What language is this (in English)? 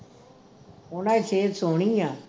Punjabi